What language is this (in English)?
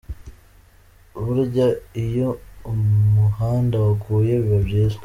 Kinyarwanda